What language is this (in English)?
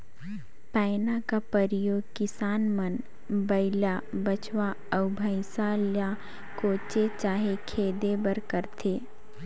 Chhattisgarhi